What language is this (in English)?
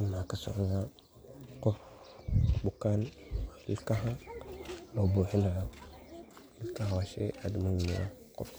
Somali